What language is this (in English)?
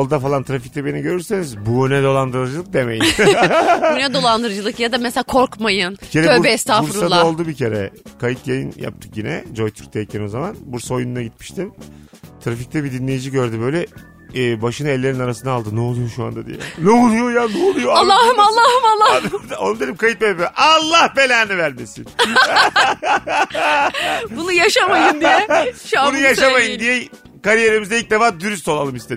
Turkish